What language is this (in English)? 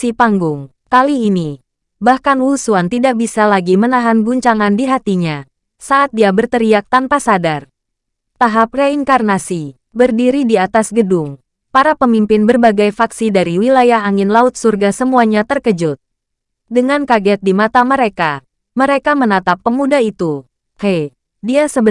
Indonesian